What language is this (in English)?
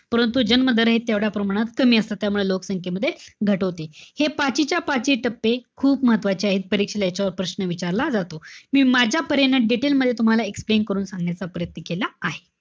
Marathi